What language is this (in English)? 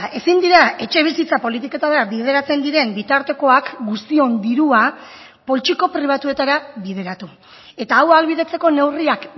Basque